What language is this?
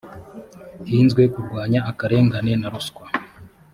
Kinyarwanda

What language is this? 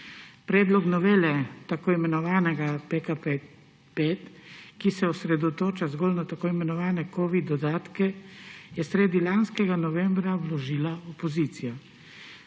Slovenian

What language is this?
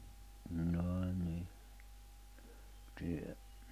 Finnish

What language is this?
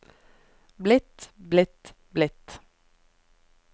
Norwegian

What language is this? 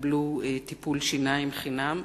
Hebrew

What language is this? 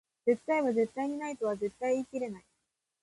Japanese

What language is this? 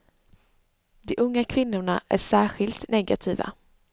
Swedish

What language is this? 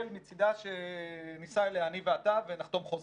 Hebrew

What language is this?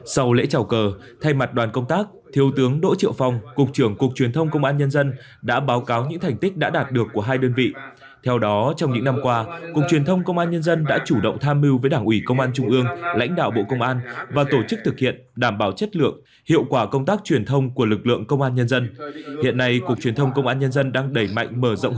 Vietnamese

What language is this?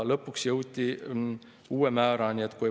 Estonian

